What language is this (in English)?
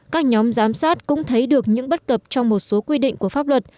Vietnamese